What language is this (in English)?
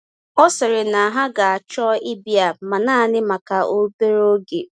Igbo